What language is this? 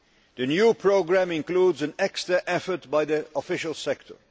English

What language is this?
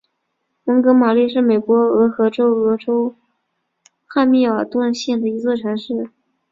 Chinese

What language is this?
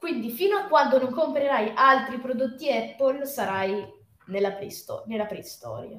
Italian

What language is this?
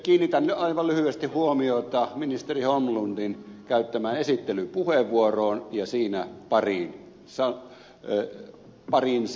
Finnish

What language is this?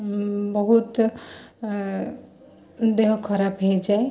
Odia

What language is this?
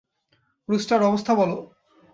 Bangla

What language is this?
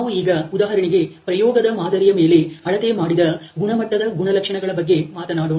Kannada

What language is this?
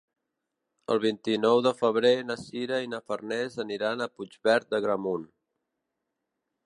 Catalan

